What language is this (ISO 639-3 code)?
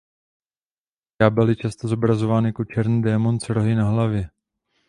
ces